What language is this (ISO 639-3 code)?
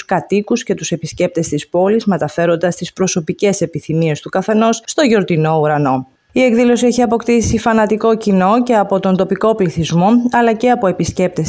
ell